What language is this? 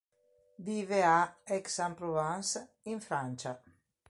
Italian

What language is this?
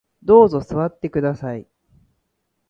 Japanese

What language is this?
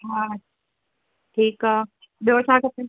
Sindhi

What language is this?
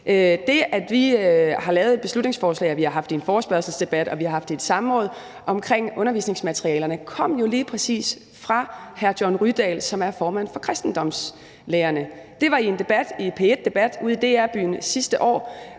Danish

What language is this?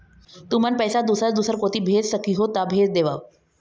Chhattisgarhi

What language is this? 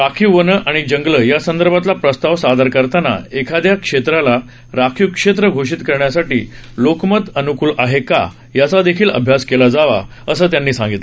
Marathi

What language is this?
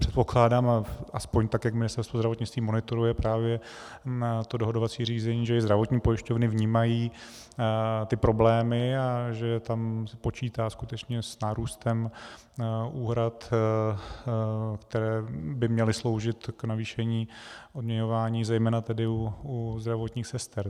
Czech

